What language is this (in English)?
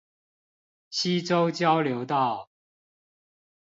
Chinese